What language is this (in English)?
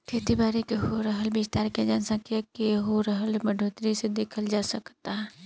Bhojpuri